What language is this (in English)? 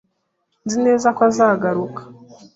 Kinyarwanda